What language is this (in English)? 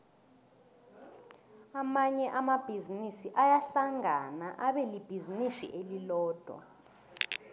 South Ndebele